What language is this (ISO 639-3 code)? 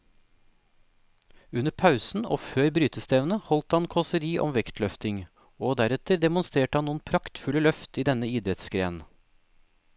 nor